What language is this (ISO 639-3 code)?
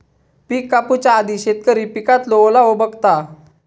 mar